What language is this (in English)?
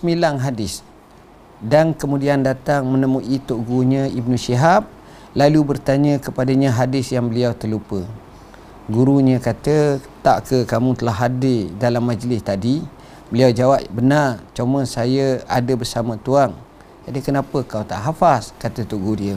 Malay